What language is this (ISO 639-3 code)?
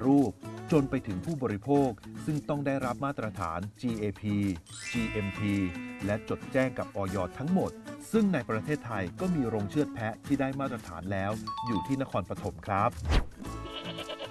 tha